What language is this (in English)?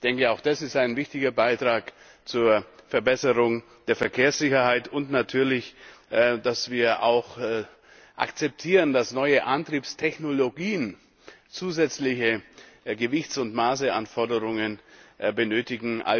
German